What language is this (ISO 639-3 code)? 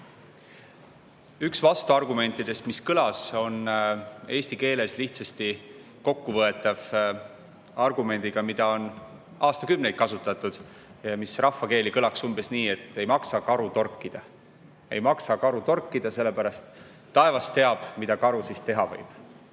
est